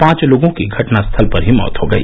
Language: Hindi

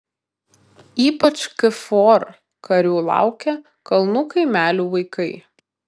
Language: Lithuanian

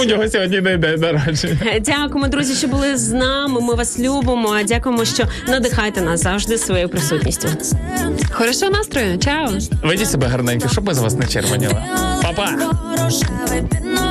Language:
Ukrainian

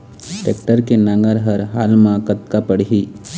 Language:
Chhattisgarhi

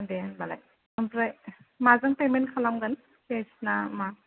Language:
Bodo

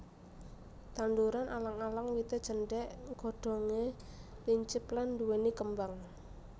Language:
Javanese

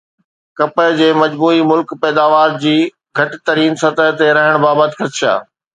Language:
Sindhi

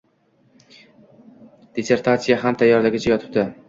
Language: Uzbek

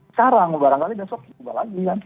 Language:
Indonesian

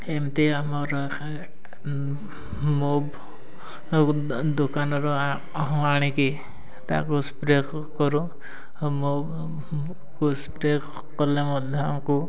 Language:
Odia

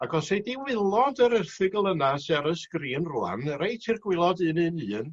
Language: Welsh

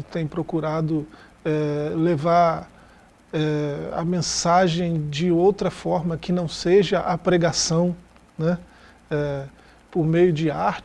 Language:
Portuguese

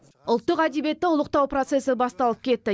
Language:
Kazakh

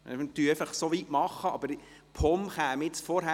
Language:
Swiss German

